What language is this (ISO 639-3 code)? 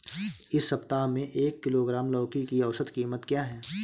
hin